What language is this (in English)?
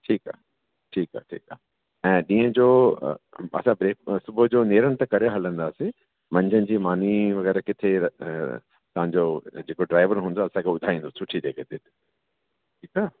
Sindhi